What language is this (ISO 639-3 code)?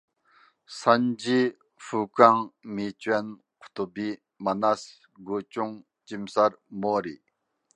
uig